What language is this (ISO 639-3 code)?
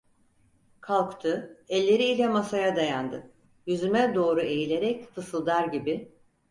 tur